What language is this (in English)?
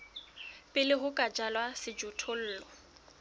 Southern Sotho